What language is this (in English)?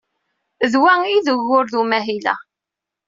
Kabyle